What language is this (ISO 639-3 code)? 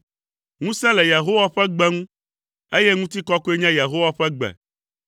ewe